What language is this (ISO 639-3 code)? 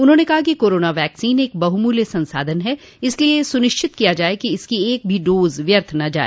hin